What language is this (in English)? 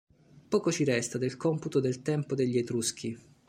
Italian